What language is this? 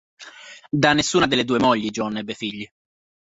Italian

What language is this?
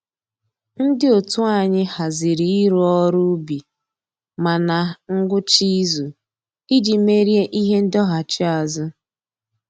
Igbo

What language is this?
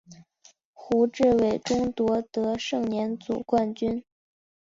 Chinese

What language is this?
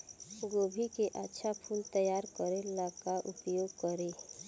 Bhojpuri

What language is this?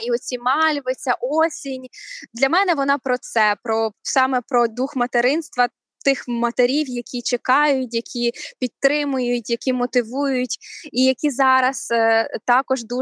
Ukrainian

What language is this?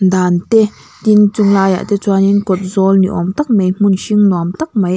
Mizo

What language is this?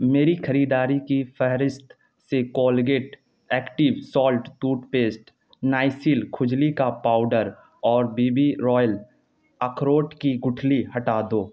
Urdu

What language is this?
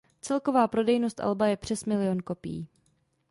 Czech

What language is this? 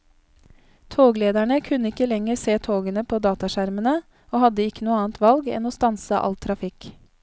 Norwegian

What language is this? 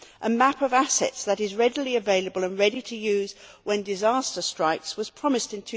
English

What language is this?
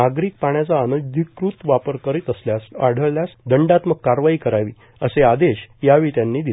Marathi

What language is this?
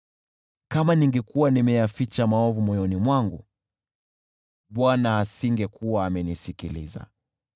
Swahili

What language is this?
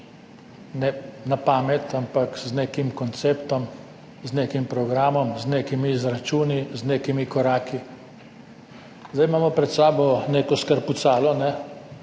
Slovenian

